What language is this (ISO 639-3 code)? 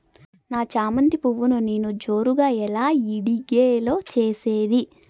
tel